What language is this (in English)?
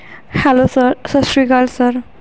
Punjabi